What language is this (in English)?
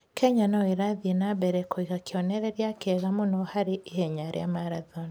Kikuyu